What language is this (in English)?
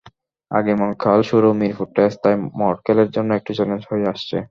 Bangla